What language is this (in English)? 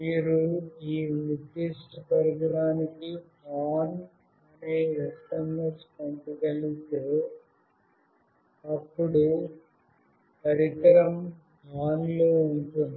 Telugu